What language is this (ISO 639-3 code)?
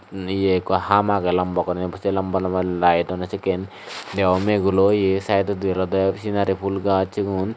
ccp